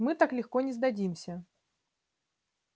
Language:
Russian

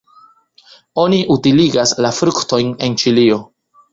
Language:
Esperanto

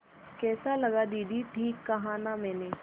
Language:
Hindi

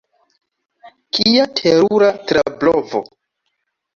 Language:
Esperanto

